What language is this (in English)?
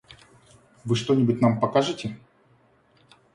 Russian